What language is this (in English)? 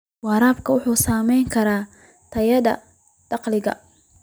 Somali